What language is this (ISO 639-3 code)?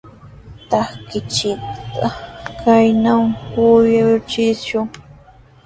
qws